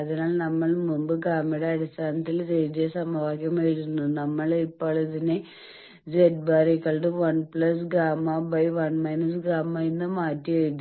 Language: Malayalam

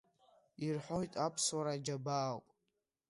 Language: Abkhazian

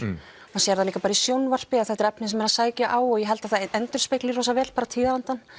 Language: Icelandic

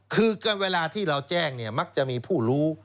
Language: Thai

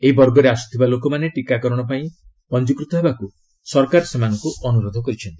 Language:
Odia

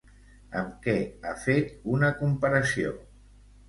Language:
Catalan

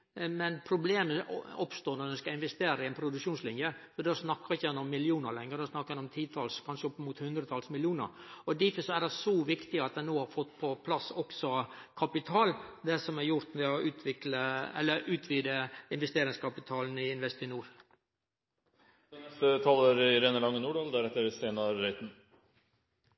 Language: Norwegian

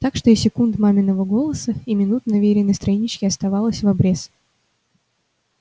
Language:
Russian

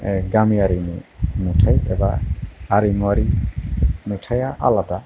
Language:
Bodo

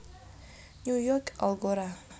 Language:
Javanese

